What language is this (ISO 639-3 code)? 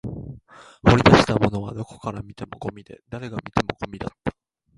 jpn